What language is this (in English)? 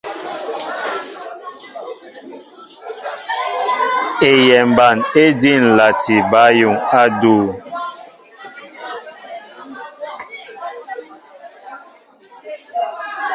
Mbo (Cameroon)